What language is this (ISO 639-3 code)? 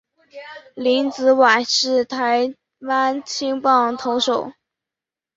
zho